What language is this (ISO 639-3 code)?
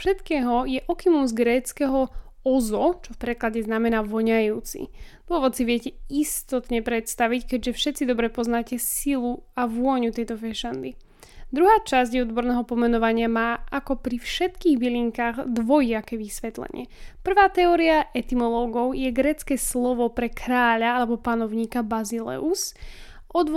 slk